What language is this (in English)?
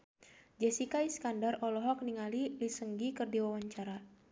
Sundanese